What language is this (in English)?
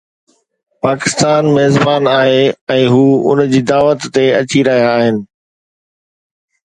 Sindhi